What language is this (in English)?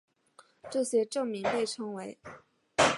Chinese